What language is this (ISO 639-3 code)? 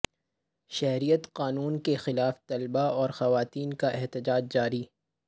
urd